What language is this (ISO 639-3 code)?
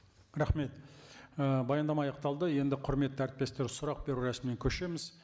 kaz